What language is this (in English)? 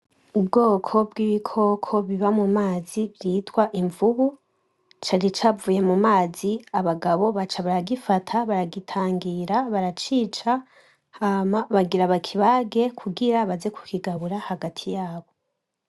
Rundi